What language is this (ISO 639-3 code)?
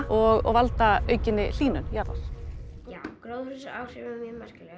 isl